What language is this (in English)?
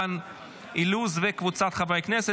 Hebrew